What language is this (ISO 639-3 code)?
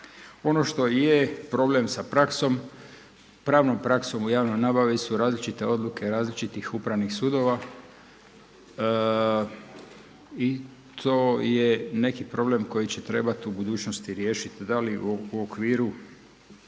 hrv